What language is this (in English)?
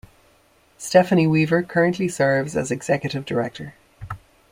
English